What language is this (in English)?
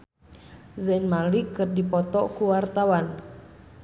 Sundanese